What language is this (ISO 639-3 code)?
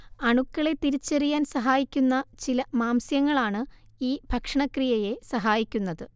mal